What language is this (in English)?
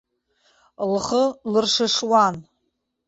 Abkhazian